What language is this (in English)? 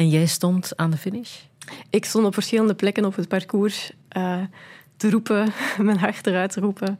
Dutch